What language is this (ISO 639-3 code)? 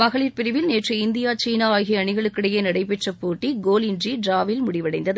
tam